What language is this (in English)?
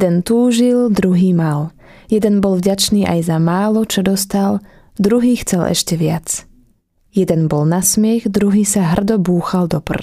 Slovak